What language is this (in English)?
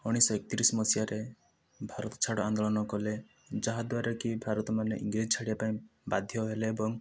Odia